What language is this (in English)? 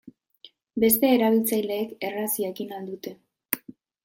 Basque